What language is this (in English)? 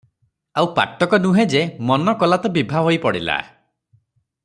Odia